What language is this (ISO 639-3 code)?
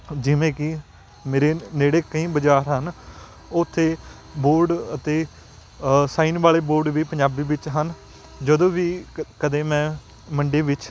pan